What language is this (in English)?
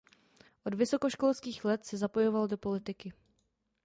Czech